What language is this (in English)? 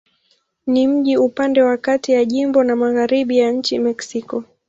Swahili